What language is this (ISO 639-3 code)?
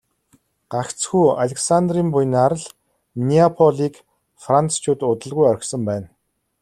mon